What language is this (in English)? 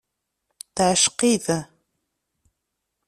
Kabyle